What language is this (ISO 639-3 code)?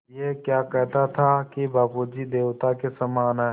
hin